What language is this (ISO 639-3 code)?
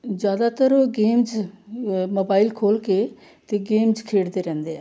pan